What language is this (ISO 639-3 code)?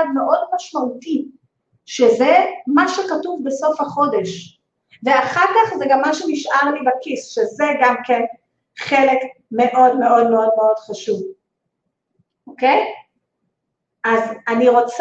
heb